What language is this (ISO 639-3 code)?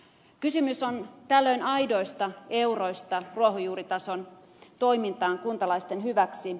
fin